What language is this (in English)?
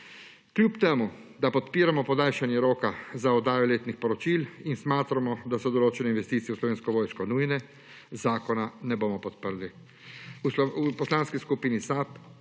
Slovenian